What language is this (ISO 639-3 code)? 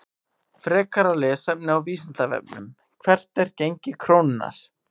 isl